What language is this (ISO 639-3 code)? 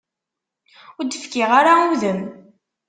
kab